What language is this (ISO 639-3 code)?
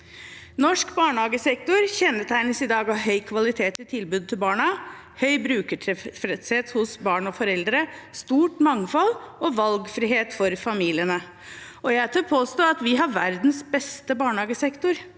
nor